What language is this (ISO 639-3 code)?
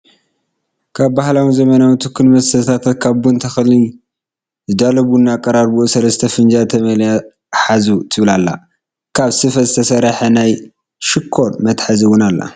tir